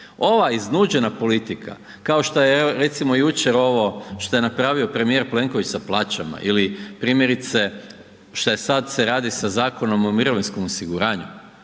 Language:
Croatian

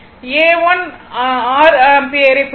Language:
Tamil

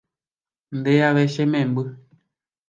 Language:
Guarani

